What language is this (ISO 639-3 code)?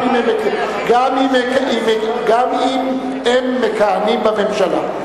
heb